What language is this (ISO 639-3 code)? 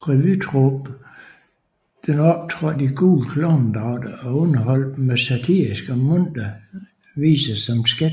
dan